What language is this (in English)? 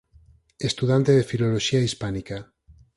Galician